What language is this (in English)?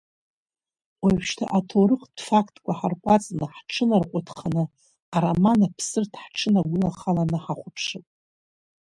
Abkhazian